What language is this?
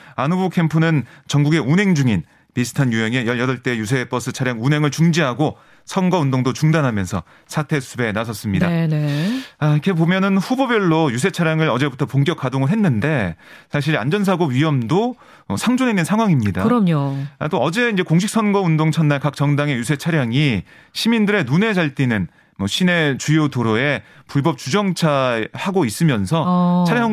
Korean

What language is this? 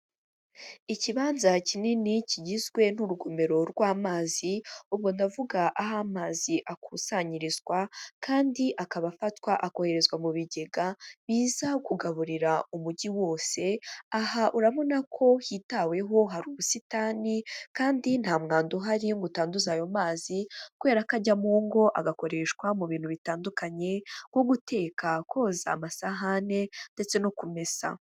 Kinyarwanda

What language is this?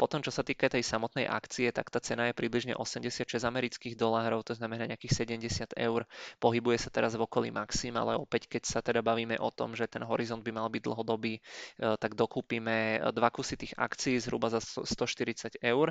Czech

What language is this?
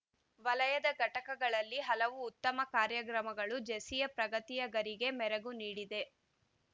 Kannada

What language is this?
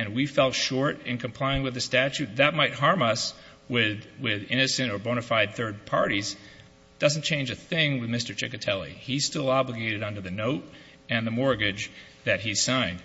English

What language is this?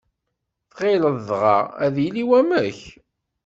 Kabyle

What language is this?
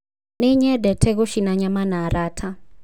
Kikuyu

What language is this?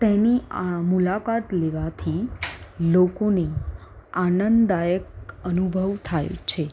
Gujarati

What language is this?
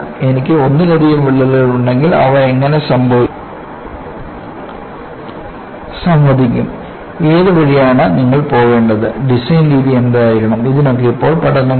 Malayalam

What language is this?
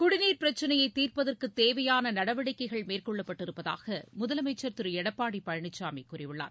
Tamil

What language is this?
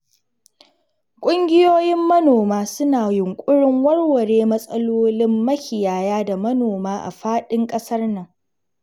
Hausa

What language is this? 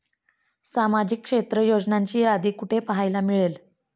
Marathi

